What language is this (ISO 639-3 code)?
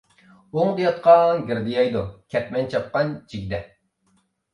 uig